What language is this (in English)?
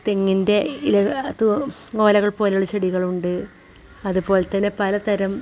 Malayalam